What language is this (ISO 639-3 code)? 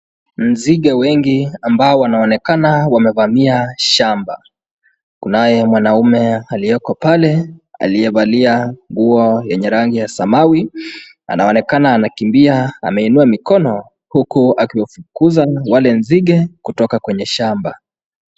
swa